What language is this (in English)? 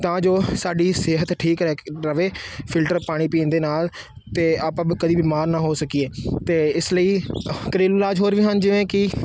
Punjabi